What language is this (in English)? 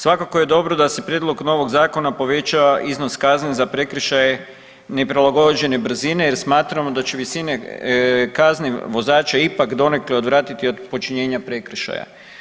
Croatian